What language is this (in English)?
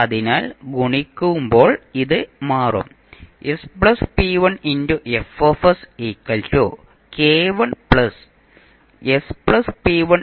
Malayalam